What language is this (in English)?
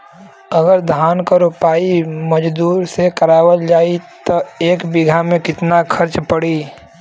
Bhojpuri